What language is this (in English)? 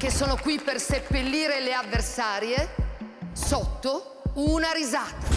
Italian